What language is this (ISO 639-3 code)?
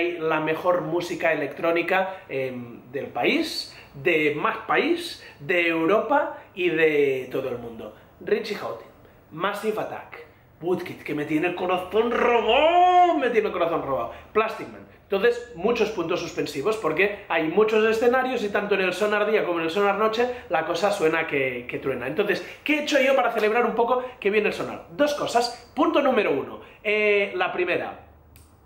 spa